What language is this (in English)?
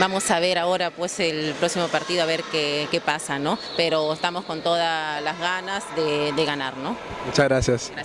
Spanish